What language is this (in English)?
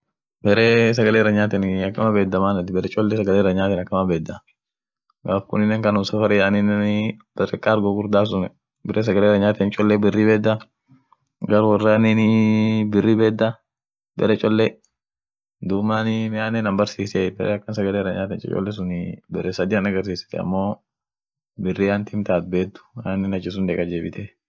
Orma